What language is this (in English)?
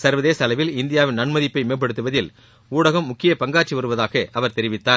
Tamil